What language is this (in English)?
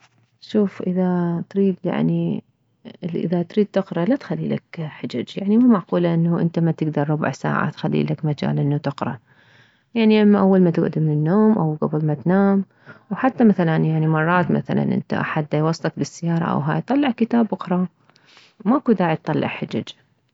Mesopotamian Arabic